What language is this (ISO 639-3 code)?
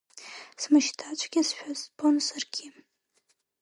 abk